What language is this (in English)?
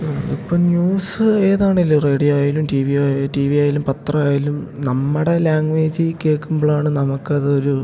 Malayalam